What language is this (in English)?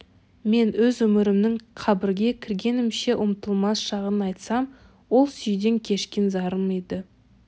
Kazakh